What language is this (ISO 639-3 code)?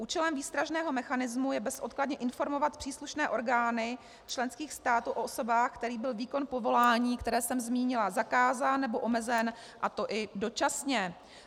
ces